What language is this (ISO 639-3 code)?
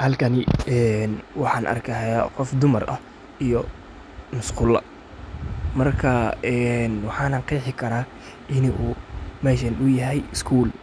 som